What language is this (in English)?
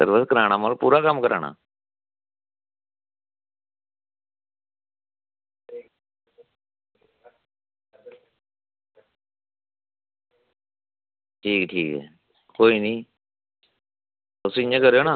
Dogri